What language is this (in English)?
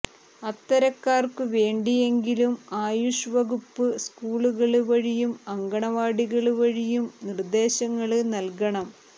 Malayalam